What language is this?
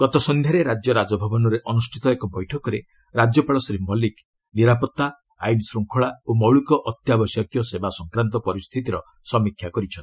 Odia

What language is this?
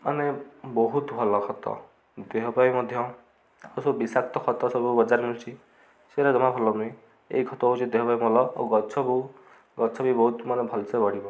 Odia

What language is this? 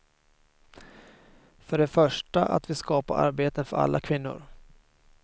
Swedish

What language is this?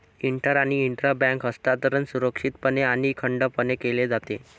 Marathi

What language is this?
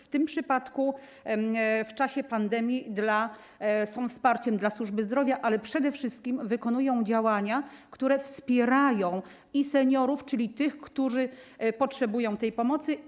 Polish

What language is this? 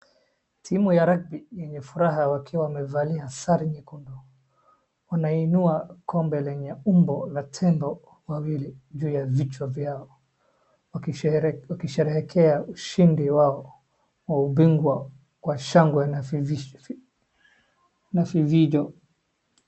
Swahili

